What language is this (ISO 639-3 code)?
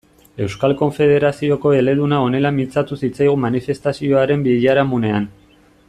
eus